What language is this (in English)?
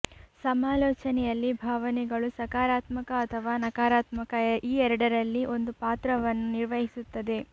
Kannada